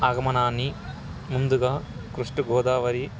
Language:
Telugu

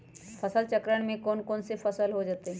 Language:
Magahi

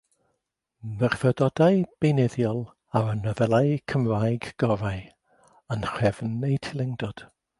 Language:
Welsh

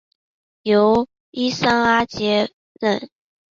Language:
Chinese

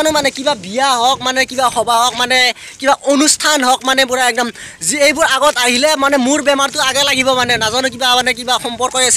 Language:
Indonesian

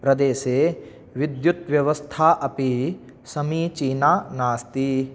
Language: Sanskrit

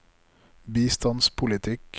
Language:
Norwegian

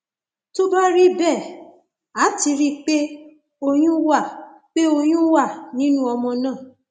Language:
Yoruba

